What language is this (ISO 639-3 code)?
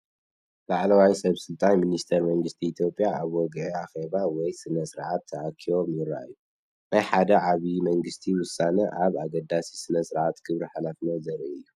tir